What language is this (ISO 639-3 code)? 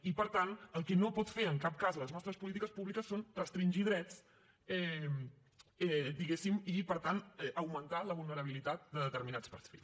cat